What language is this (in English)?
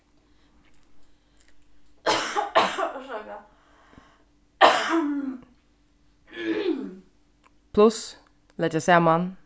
Faroese